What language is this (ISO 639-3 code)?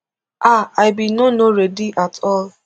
pcm